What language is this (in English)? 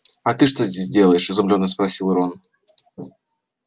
Russian